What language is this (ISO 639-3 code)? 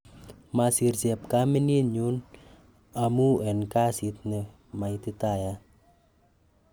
kln